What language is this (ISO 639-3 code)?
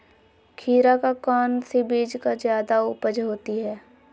mag